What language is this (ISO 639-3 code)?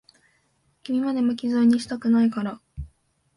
jpn